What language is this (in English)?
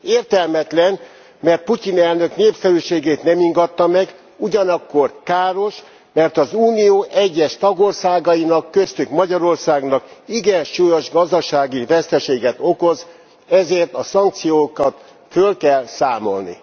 Hungarian